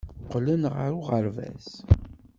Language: Kabyle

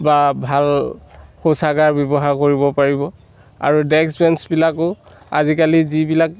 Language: Assamese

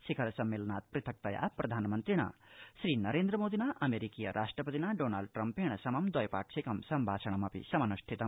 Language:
Sanskrit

